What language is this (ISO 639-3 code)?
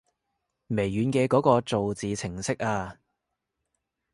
yue